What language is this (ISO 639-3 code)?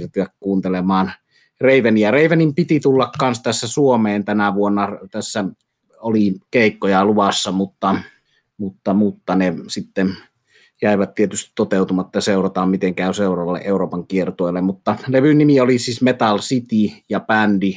fin